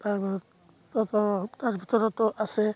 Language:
Assamese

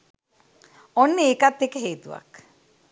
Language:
Sinhala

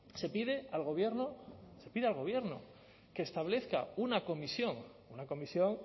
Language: Spanish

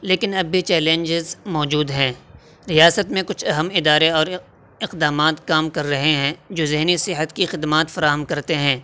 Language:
Urdu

